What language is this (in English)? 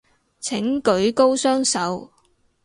Cantonese